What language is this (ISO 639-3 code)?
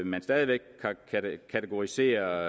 dan